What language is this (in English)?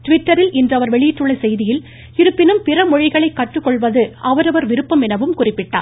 Tamil